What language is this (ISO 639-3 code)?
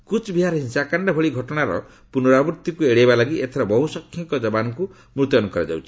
ori